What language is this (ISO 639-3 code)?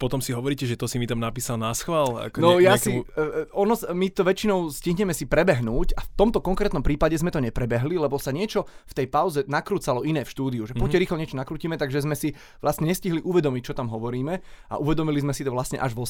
slk